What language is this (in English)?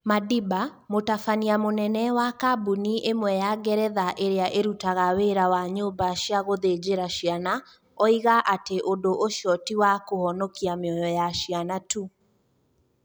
Kikuyu